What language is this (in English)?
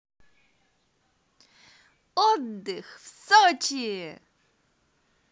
Russian